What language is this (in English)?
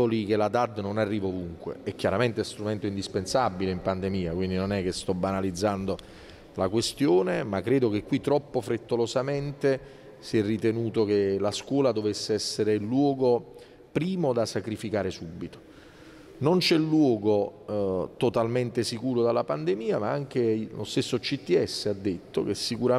Italian